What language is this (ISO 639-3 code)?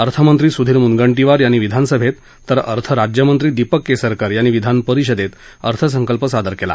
mar